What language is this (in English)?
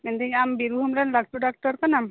Santali